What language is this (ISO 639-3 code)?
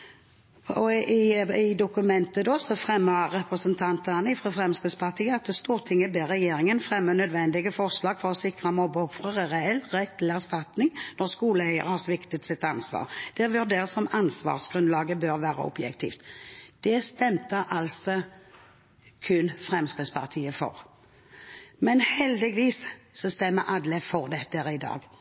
nob